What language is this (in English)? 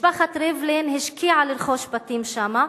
Hebrew